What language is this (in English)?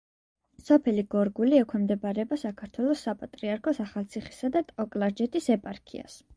Georgian